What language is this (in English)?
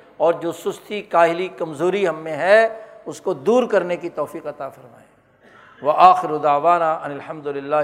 Urdu